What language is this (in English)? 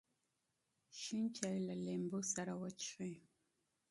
Pashto